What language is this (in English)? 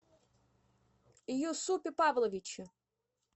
Russian